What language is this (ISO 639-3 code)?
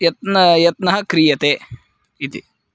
san